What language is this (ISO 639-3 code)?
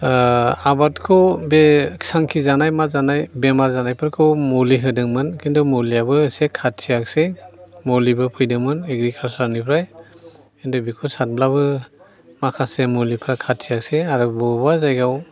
brx